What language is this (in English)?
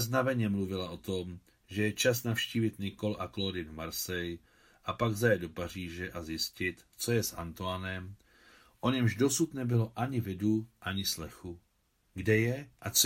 Czech